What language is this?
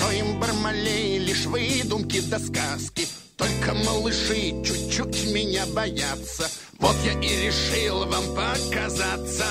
Russian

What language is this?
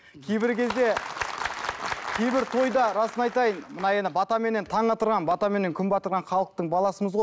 Kazakh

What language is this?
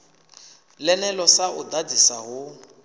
Venda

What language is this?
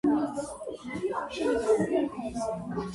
Georgian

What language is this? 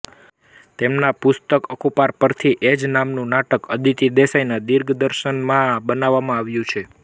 Gujarati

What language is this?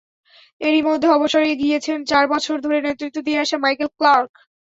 Bangla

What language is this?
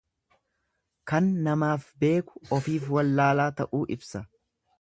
Oromo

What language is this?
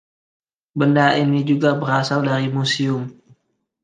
Indonesian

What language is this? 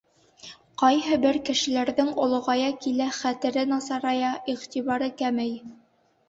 Bashkir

